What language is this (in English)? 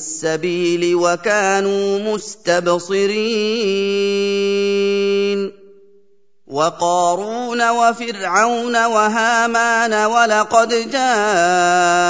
Arabic